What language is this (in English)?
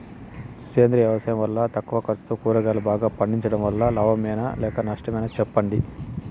Telugu